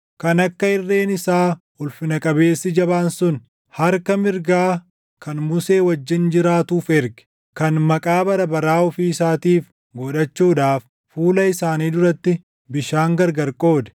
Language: Oromo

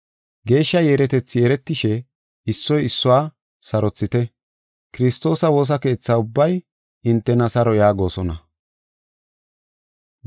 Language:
Gofa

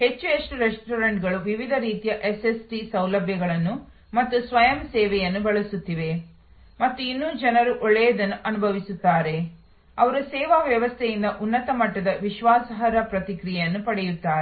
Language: Kannada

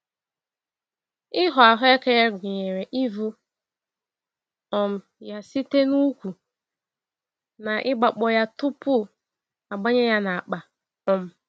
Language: Igbo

